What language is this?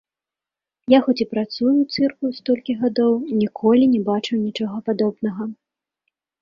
Belarusian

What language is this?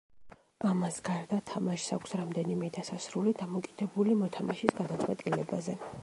Georgian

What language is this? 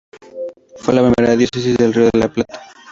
Spanish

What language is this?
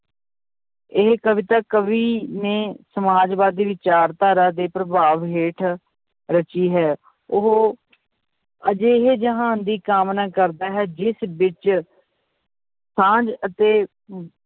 Punjabi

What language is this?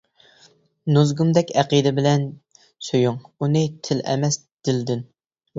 Uyghur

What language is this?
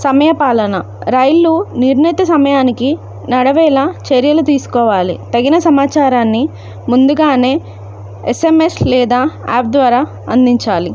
Telugu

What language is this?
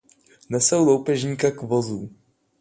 Czech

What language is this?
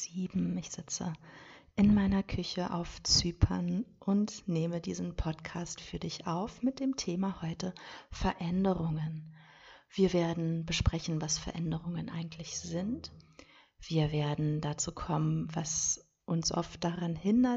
German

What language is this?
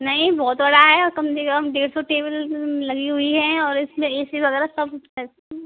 Hindi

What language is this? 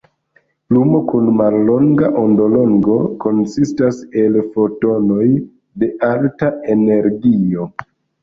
Esperanto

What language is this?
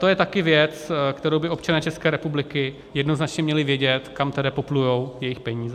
Czech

